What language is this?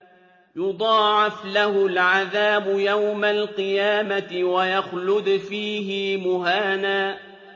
Arabic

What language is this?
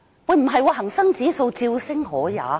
Cantonese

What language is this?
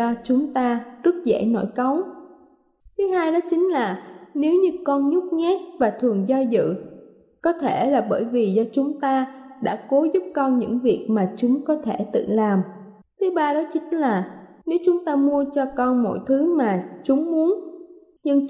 Vietnamese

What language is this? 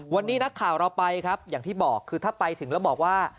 Thai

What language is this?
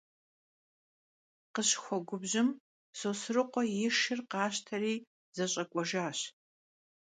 Kabardian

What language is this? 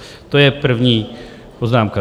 Czech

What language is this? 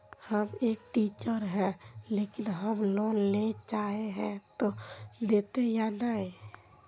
Magahi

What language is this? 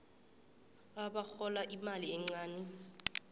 South Ndebele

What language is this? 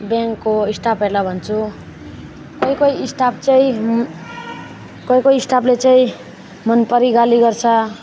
Nepali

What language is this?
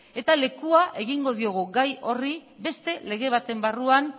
Basque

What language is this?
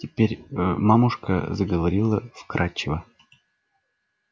Russian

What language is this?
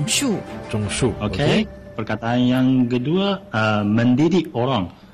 Malay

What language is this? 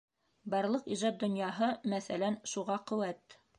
Bashkir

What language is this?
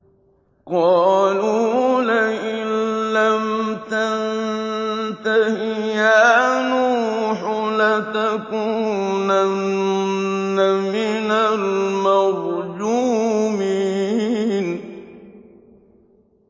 Arabic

